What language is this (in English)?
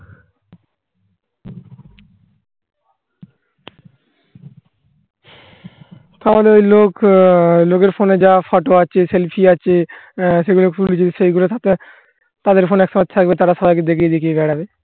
Bangla